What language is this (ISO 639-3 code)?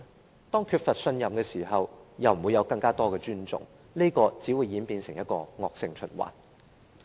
yue